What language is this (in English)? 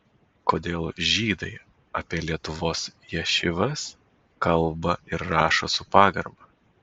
Lithuanian